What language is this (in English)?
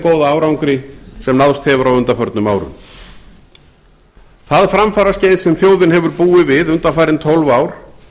Icelandic